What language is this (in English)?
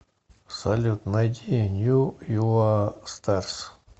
Russian